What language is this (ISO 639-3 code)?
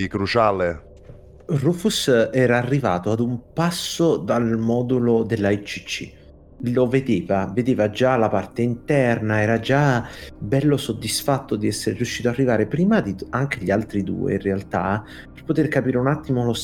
ita